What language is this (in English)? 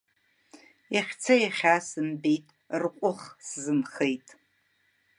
Abkhazian